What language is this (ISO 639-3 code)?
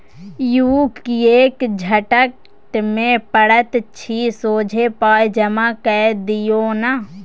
mai